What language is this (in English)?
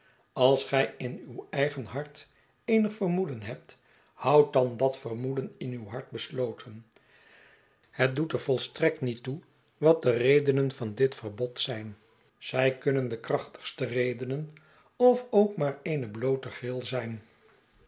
Dutch